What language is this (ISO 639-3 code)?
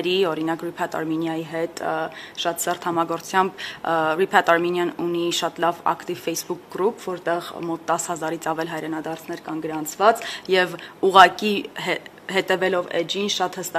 ron